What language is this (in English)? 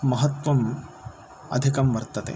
Sanskrit